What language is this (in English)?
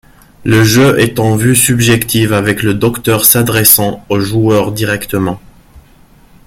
French